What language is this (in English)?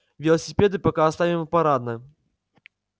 Russian